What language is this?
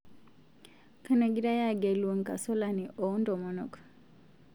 Masai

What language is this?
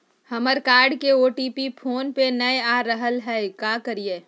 Magahi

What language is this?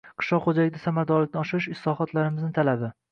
Uzbek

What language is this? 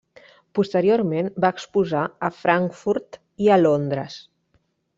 Catalan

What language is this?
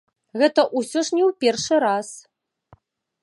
Belarusian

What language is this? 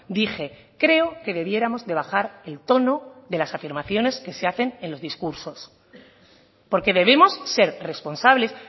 Spanish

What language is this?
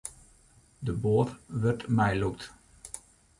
Western Frisian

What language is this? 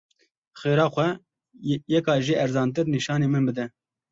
Kurdish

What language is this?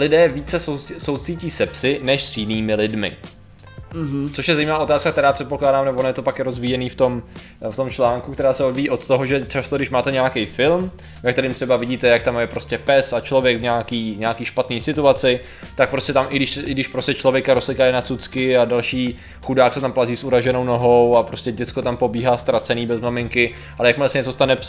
Czech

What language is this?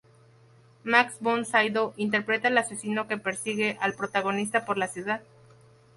Spanish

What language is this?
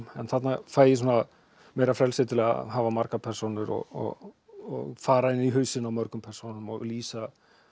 Icelandic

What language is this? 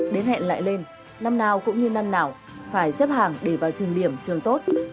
Vietnamese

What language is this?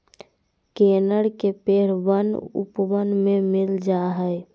Magahi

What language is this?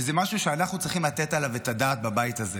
Hebrew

